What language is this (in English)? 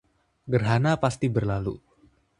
Indonesian